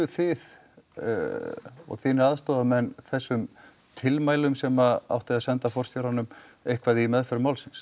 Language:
Icelandic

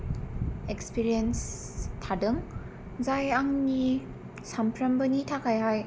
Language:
Bodo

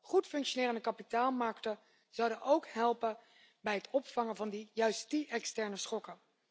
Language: Dutch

